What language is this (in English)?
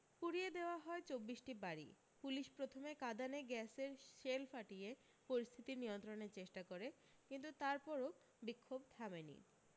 Bangla